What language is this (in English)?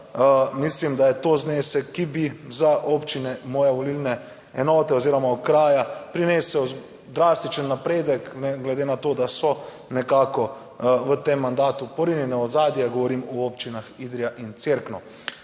Slovenian